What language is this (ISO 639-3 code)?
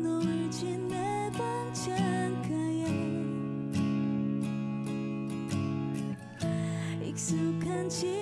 kor